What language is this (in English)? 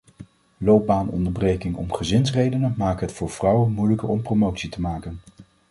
Dutch